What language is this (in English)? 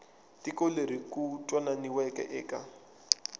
Tsonga